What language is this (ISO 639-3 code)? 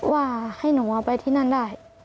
tha